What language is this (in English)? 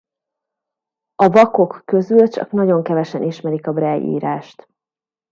Hungarian